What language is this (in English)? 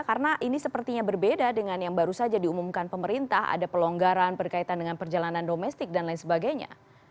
Indonesian